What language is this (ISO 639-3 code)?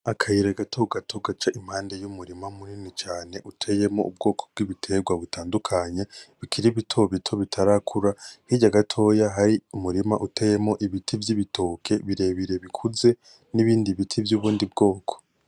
run